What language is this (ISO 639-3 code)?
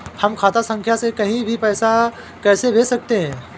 hin